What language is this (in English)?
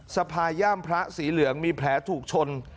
Thai